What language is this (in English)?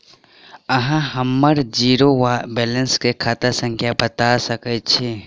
Maithili